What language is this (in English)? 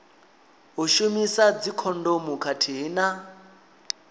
Venda